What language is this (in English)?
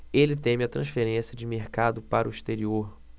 Portuguese